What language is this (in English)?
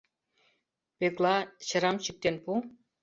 Mari